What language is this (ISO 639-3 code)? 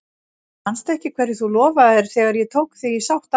isl